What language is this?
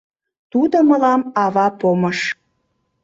Mari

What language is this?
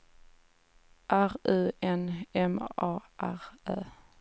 Swedish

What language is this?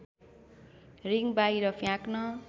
Nepali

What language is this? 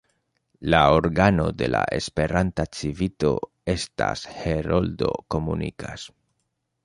Esperanto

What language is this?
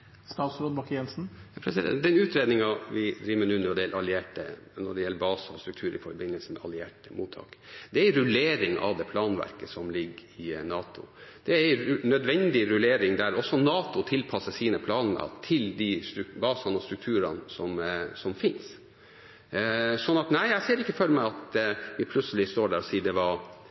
Norwegian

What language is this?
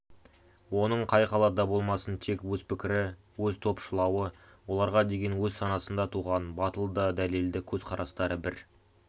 Kazakh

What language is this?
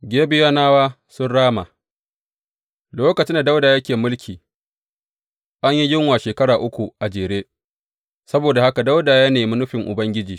Hausa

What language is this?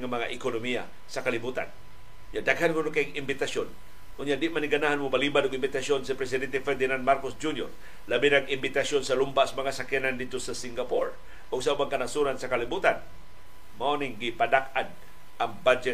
Filipino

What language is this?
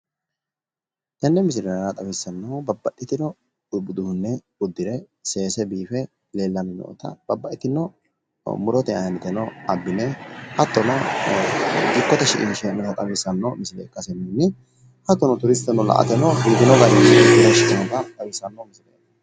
Sidamo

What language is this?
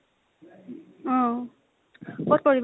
Assamese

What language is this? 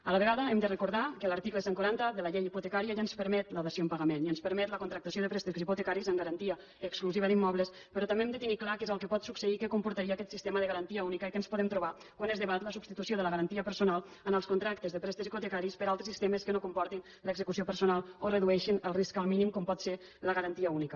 Catalan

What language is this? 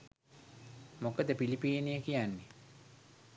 Sinhala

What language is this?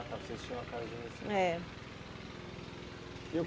Portuguese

